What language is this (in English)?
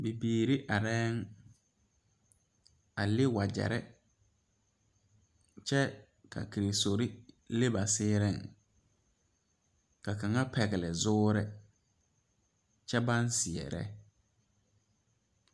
Southern Dagaare